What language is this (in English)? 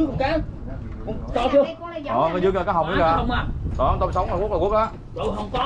Vietnamese